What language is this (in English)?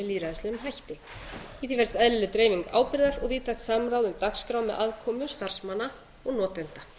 Icelandic